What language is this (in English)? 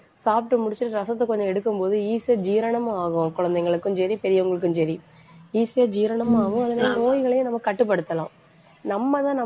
Tamil